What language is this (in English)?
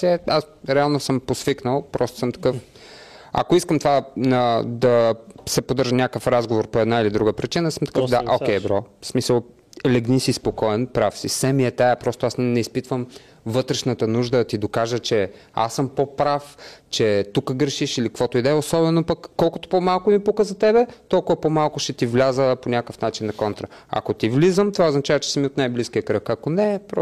Bulgarian